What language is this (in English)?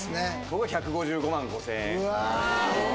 Japanese